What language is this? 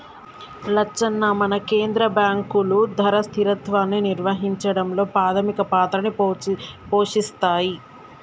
Telugu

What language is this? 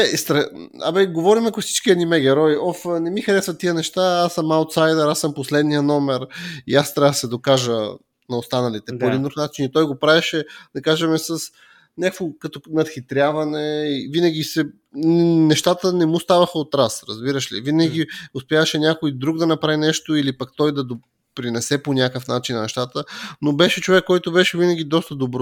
Bulgarian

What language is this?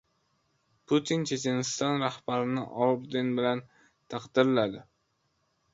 Uzbek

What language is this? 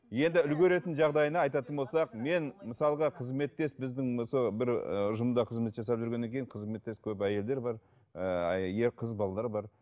Kazakh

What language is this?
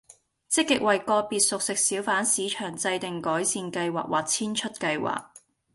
Cantonese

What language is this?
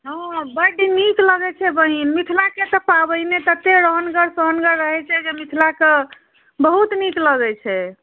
Maithili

